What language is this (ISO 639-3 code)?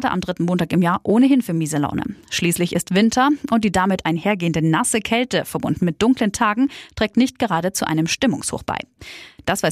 deu